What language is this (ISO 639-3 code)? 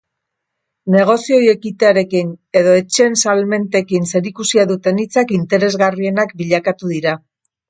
eus